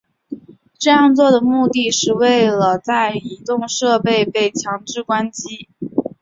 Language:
Chinese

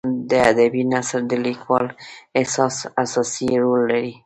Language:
Pashto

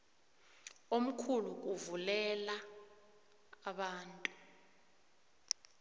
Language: South Ndebele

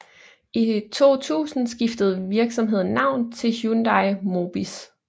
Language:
Danish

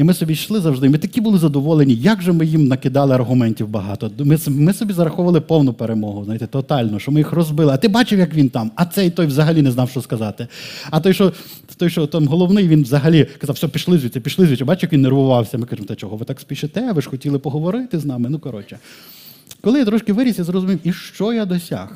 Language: Ukrainian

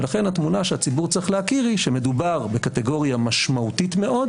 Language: Hebrew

